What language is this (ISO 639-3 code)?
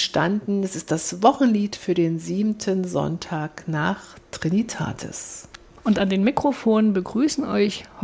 deu